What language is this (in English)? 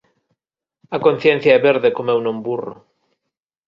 Galician